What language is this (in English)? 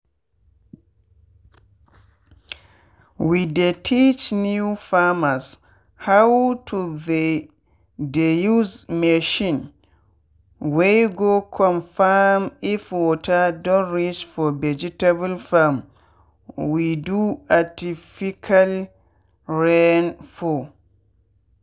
Nigerian Pidgin